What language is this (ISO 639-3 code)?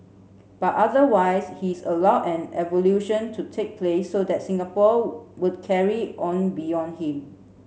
eng